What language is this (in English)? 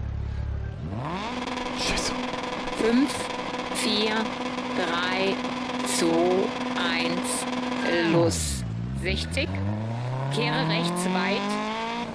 German